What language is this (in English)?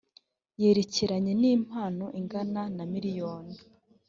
Kinyarwanda